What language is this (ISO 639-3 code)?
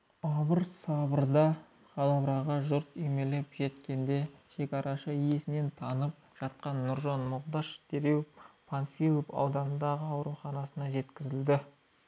kaz